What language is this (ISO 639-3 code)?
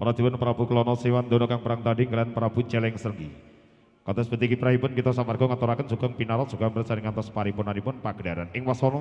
ind